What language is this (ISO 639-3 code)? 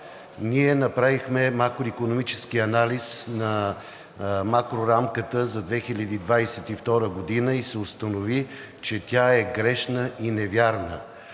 bul